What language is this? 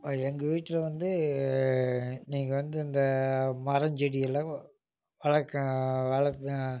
Tamil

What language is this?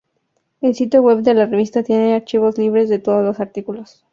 Spanish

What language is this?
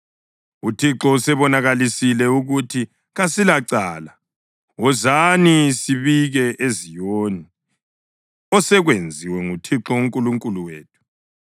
North Ndebele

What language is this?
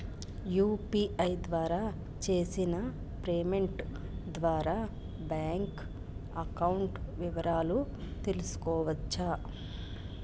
Telugu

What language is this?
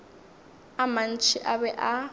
Northern Sotho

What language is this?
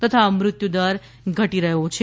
Gujarati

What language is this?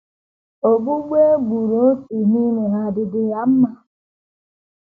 Igbo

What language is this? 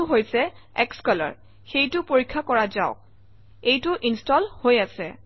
Assamese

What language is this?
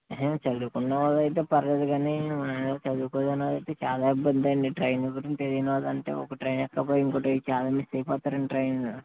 Telugu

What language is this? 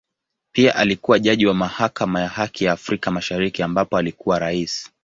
Swahili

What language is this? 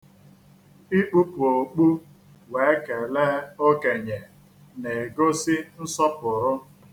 Igbo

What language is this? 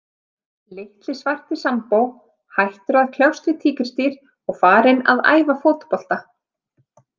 Icelandic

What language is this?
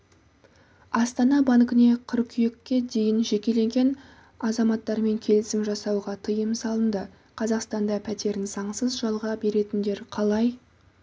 Kazakh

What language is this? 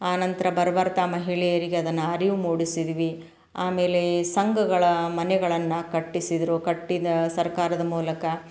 Kannada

